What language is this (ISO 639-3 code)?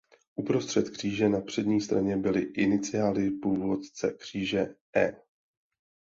ces